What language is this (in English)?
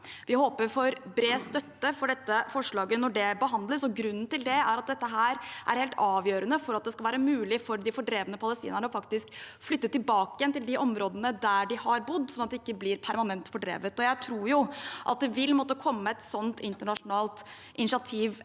Norwegian